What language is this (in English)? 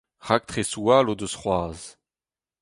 Breton